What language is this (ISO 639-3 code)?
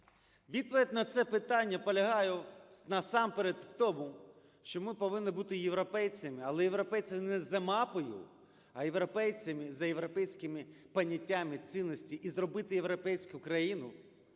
ukr